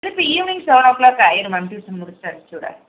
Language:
Tamil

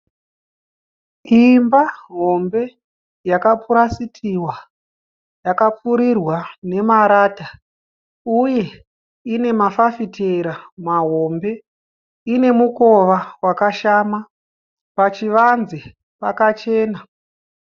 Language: Shona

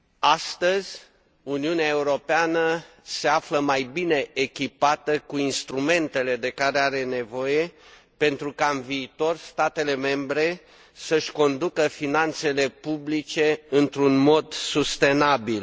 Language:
Romanian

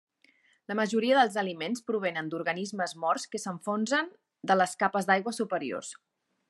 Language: Catalan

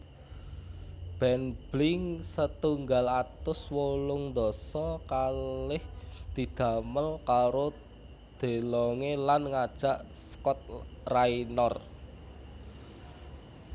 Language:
Javanese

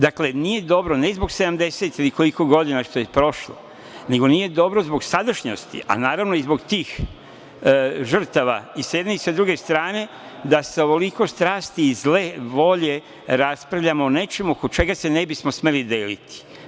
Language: Serbian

